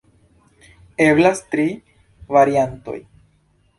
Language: Esperanto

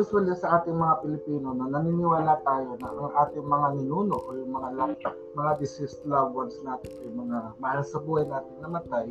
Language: Filipino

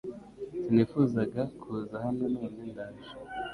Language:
Kinyarwanda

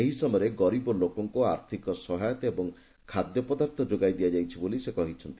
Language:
Odia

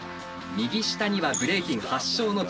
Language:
Japanese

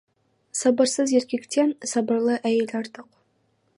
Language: Kazakh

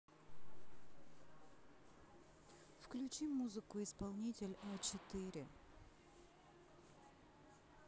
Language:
Russian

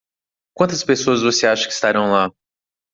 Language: Portuguese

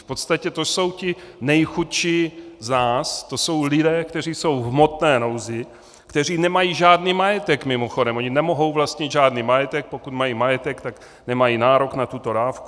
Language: Czech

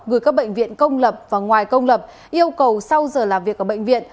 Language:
Vietnamese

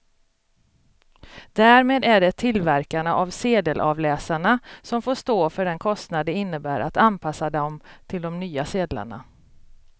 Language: Swedish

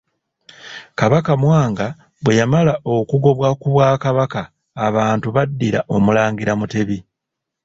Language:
Ganda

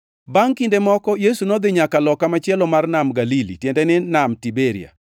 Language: Luo (Kenya and Tanzania)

